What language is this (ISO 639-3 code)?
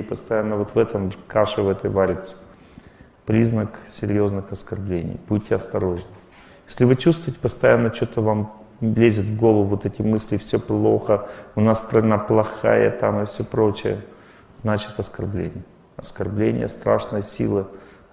rus